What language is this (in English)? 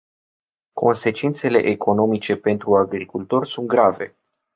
Romanian